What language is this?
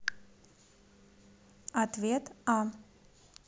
Russian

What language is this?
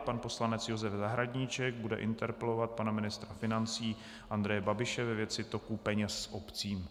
Czech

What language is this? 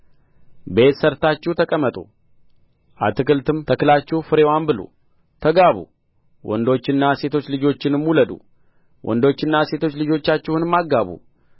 Amharic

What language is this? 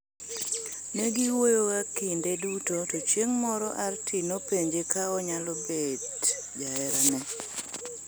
Luo (Kenya and Tanzania)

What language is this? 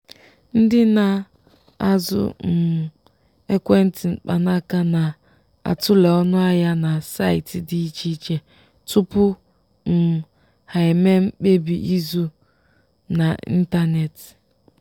Igbo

